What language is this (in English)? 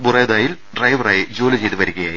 Malayalam